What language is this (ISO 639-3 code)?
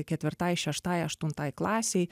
lit